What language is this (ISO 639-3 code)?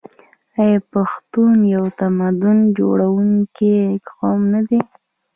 pus